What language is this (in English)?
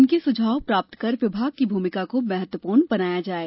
Hindi